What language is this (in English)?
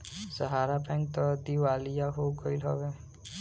Bhojpuri